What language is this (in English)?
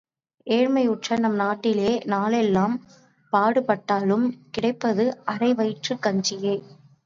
Tamil